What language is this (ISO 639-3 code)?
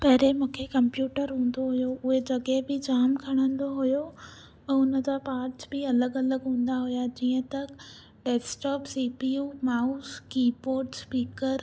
snd